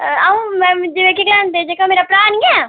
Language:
Dogri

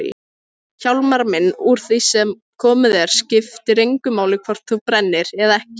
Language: Icelandic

